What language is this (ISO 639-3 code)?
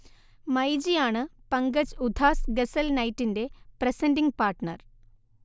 mal